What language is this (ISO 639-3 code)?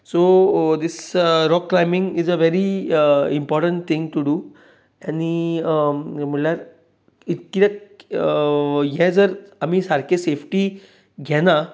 kok